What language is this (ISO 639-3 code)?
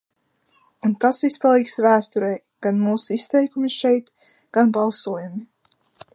lav